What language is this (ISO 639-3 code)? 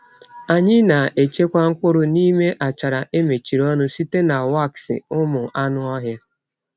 ibo